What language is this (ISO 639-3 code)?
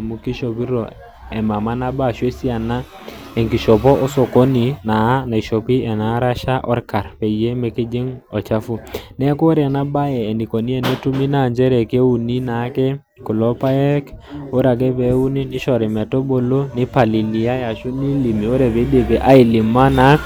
mas